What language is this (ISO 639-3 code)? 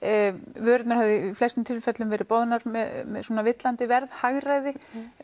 isl